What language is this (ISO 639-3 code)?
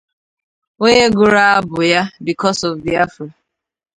ibo